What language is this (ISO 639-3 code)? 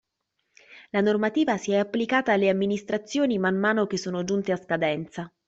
ita